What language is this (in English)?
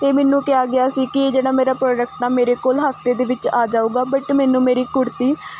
Punjabi